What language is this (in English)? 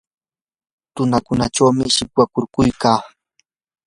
Yanahuanca Pasco Quechua